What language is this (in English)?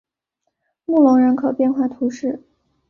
Chinese